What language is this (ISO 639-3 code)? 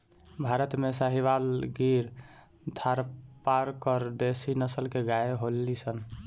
bho